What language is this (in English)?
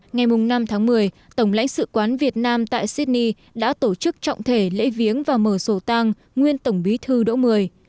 Vietnamese